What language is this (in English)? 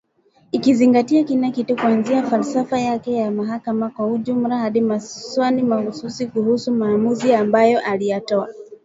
Swahili